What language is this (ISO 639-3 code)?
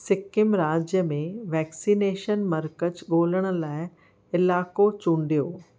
snd